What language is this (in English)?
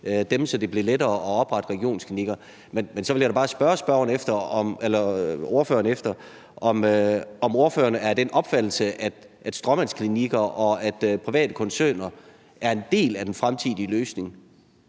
Danish